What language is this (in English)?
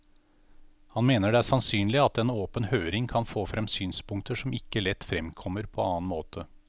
Norwegian